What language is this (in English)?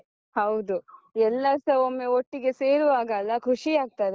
Kannada